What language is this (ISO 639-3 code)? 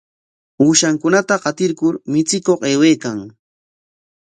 qwa